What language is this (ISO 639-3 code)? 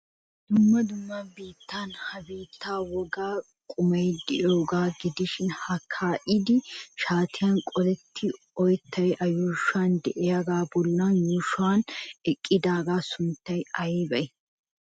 wal